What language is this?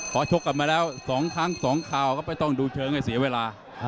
Thai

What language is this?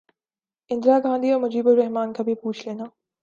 Urdu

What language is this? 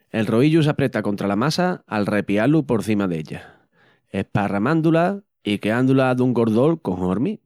Extremaduran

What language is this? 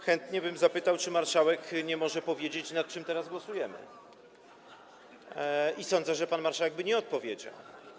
Polish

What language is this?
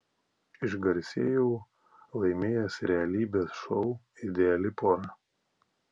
Lithuanian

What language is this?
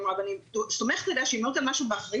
Hebrew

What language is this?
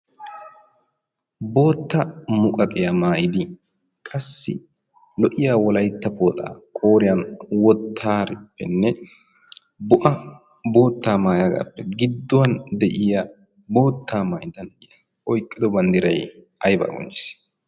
Wolaytta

